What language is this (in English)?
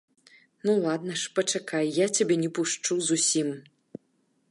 Belarusian